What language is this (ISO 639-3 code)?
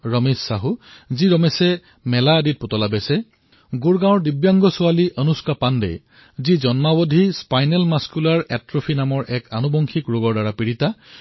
asm